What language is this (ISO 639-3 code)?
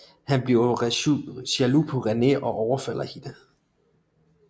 dan